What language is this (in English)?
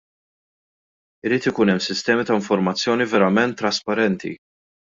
Maltese